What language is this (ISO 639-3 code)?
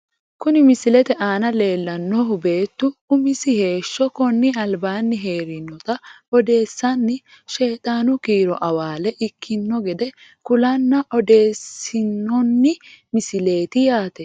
sid